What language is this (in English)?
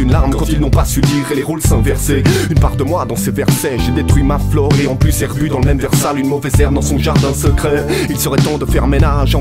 French